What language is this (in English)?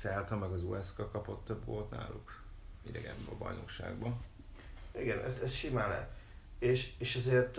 Hungarian